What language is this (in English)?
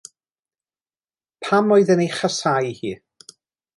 Welsh